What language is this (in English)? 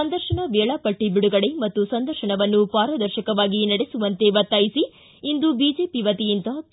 Kannada